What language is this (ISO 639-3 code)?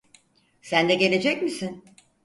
tur